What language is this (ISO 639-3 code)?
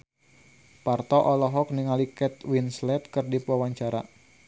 sun